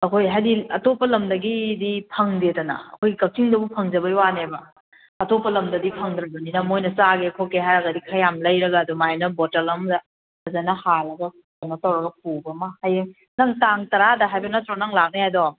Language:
Manipuri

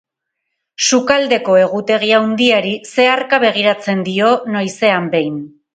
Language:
Basque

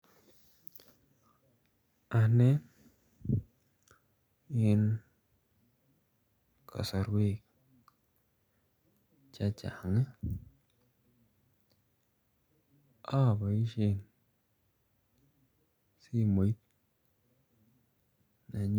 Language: Kalenjin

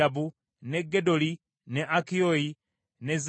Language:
Ganda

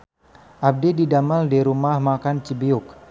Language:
Sundanese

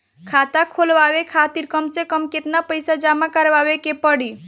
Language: Bhojpuri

